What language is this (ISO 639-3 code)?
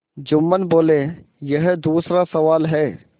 hin